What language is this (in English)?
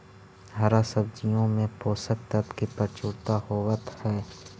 Magahi